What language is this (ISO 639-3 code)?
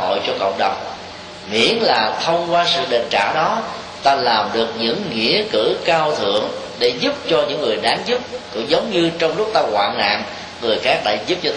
vie